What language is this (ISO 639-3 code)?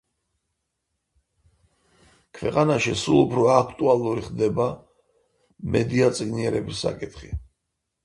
kat